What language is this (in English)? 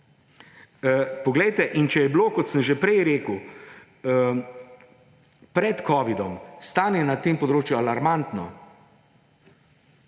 Slovenian